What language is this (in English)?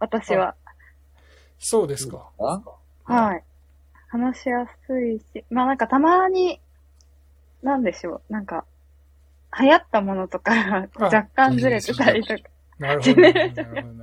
Japanese